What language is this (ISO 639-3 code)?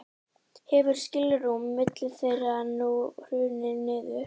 isl